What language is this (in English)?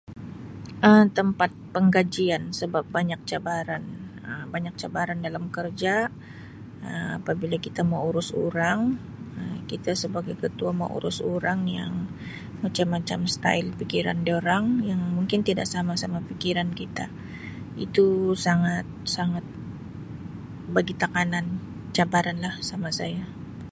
Sabah Malay